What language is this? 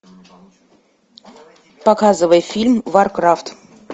Russian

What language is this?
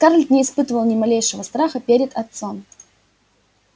Russian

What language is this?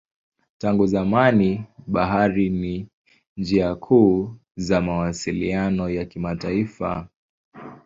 Swahili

